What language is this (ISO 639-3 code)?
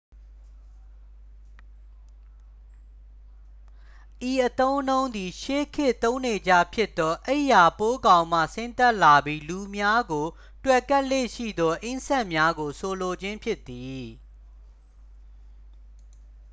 mya